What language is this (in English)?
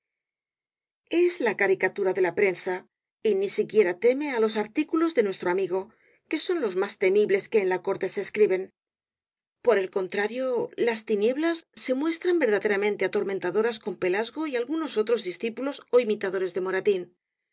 Spanish